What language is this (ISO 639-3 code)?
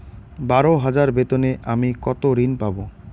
ben